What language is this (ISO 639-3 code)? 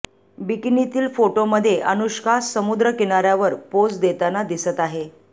mar